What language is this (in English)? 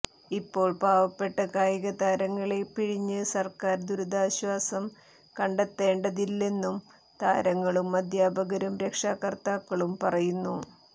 Malayalam